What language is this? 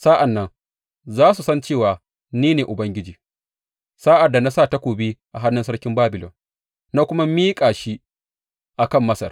Hausa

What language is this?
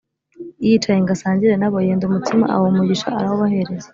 Kinyarwanda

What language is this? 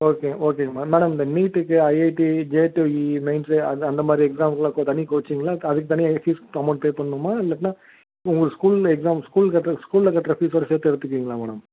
Tamil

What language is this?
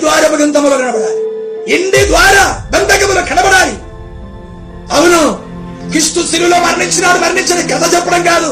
Telugu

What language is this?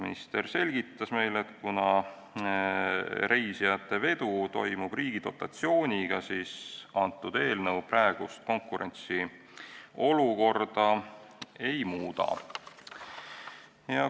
Estonian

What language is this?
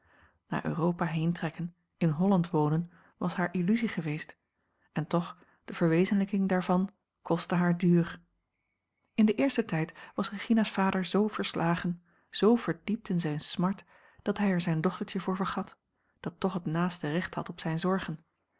Dutch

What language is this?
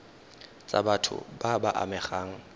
Tswana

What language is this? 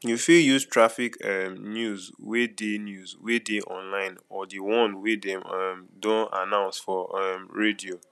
Nigerian Pidgin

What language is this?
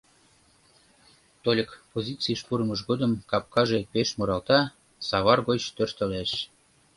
Mari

